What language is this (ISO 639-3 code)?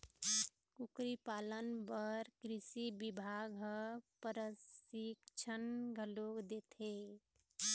hne